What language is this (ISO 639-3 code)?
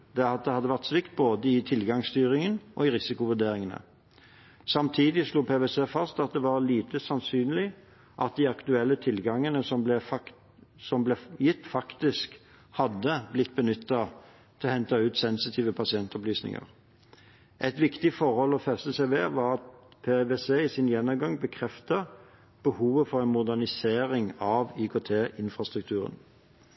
nob